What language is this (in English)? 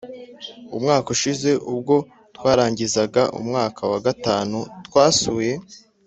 Kinyarwanda